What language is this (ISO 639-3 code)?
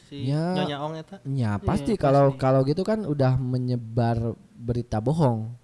ind